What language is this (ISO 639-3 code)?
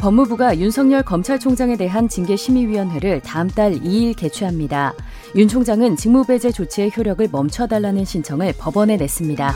kor